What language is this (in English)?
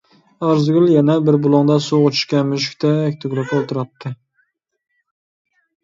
Uyghur